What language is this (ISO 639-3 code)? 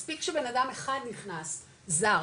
heb